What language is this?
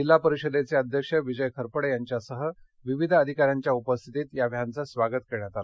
Marathi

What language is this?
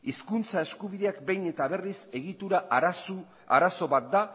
Basque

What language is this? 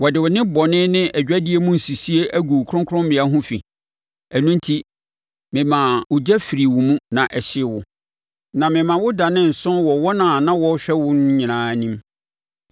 Akan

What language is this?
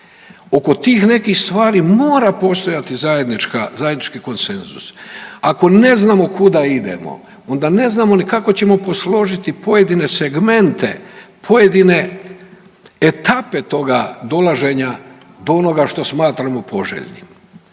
Croatian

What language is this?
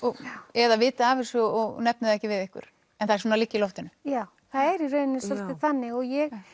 Icelandic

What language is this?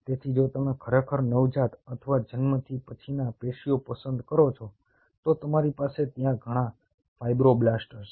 Gujarati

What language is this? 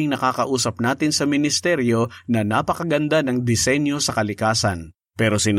Filipino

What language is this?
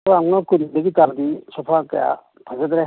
Manipuri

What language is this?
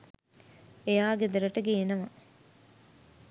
Sinhala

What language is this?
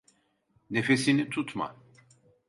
Turkish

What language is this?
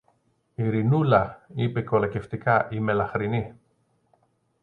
Greek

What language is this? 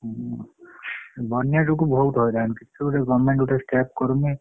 Odia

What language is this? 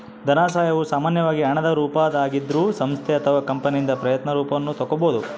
Kannada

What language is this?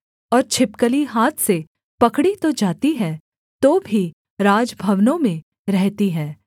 Hindi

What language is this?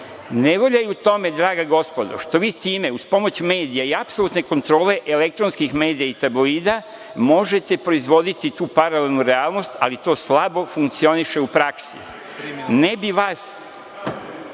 Serbian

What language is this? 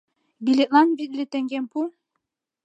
Mari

